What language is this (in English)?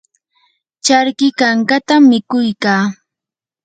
Yanahuanca Pasco Quechua